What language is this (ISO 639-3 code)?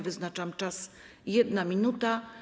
pol